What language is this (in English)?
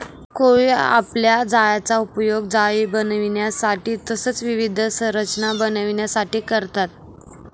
Marathi